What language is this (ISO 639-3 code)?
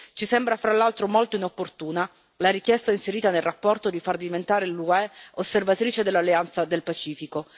ita